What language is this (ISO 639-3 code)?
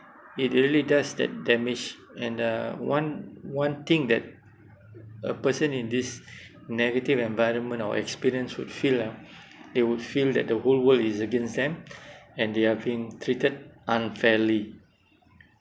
eng